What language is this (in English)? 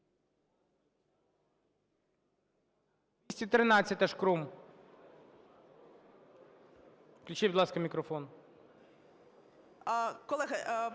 Ukrainian